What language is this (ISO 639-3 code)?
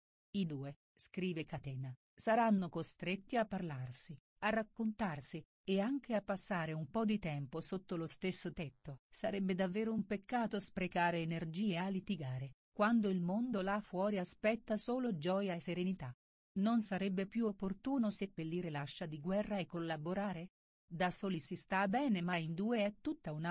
ita